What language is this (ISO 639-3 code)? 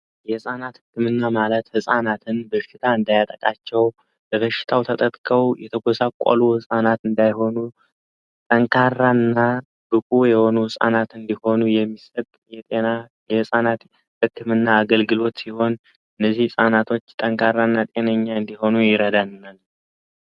amh